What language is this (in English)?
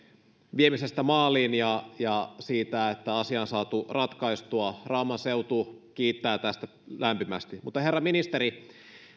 Finnish